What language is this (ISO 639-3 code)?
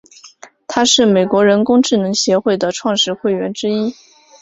zho